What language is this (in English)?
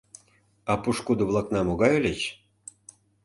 Mari